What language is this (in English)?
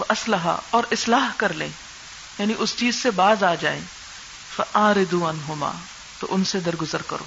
Urdu